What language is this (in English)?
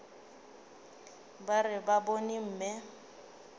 Northern Sotho